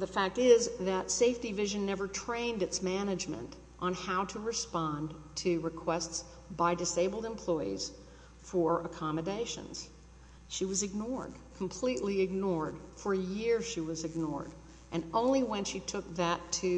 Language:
English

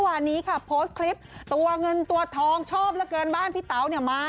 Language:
Thai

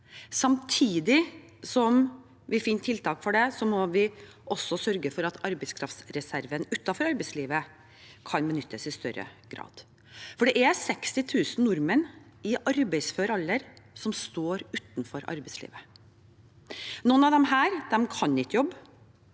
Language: Norwegian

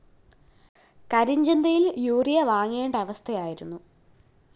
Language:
Malayalam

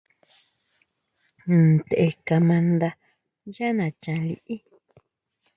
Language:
Huautla Mazatec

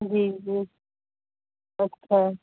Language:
Sindhi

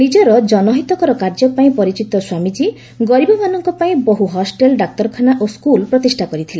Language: Odia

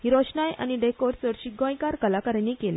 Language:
Konkani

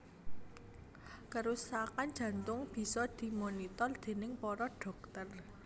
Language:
Javanese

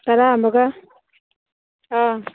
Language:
Manipuri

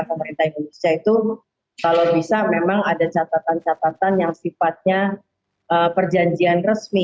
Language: Indonesian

